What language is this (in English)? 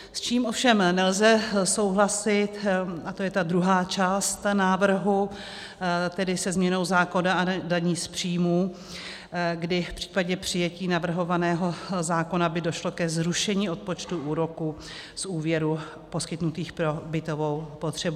Czech